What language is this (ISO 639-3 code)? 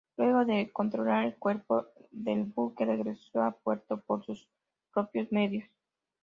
spa